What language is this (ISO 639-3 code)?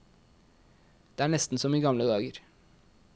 nor